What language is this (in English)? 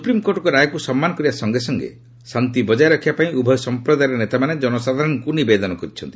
Odia